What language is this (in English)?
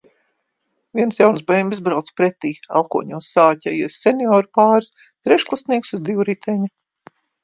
Latvian